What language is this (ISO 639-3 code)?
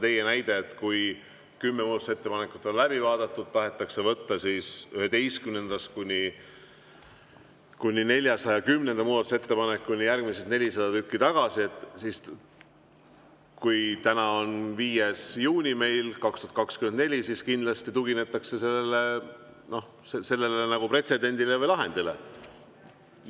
est